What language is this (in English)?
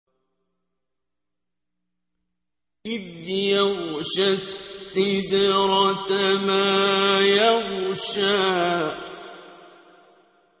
Arabic